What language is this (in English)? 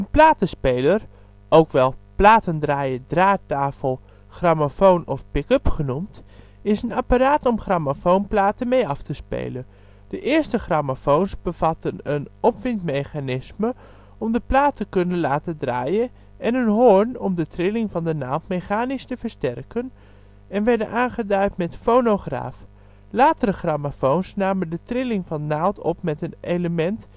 Dutch